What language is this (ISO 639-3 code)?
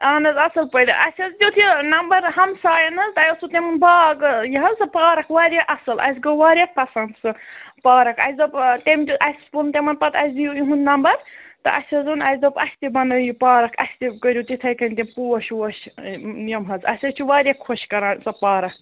kas